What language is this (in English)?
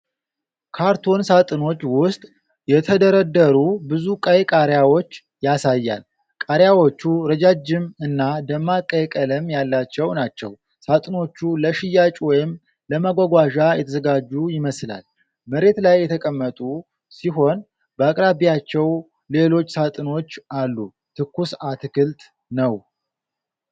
Amharic